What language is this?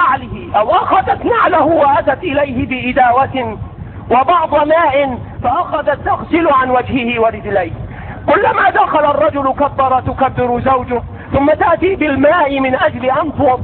Arabic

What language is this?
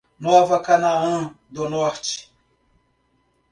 Portuguese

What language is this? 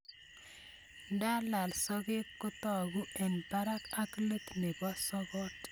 Kalenjin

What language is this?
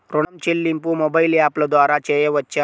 Telugu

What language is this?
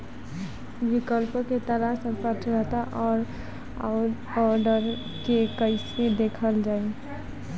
Bhojpuri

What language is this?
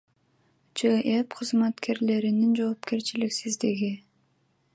Kyrgyz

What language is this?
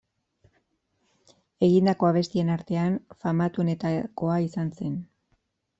Basque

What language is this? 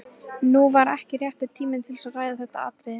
Icelandic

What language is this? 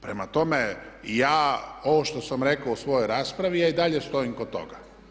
Croatian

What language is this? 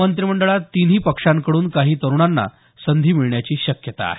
Marathi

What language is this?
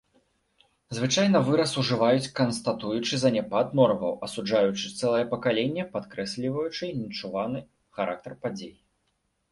Belarusian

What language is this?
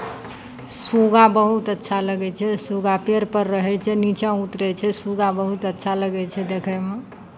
Maithili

